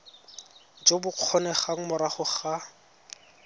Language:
Tswana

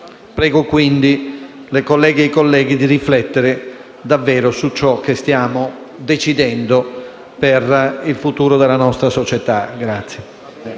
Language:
Italian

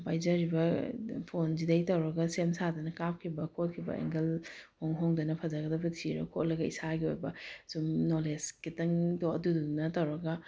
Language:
Manipuri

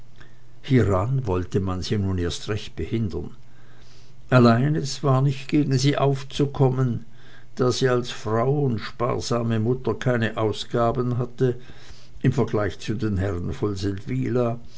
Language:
German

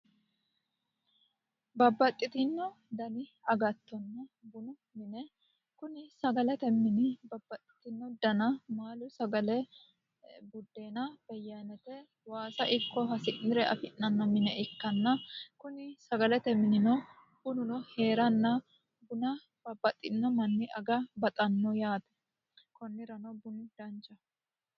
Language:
Sidamo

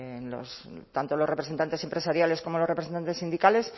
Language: Spanish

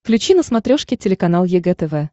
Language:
Russian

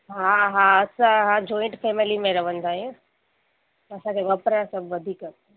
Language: Sindhi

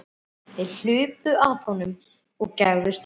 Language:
Icelandic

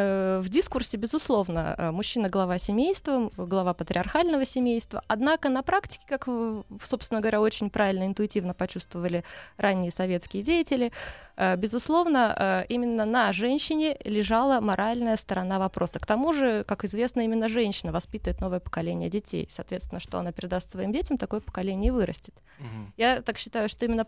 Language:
Russian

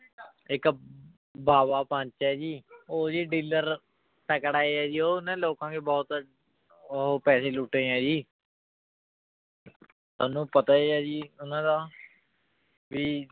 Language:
Punjabi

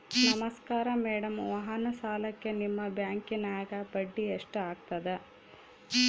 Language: Kannada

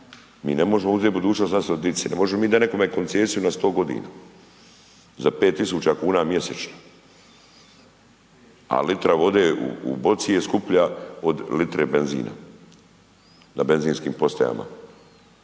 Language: Croatian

